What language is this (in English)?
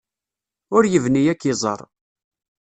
Kabyle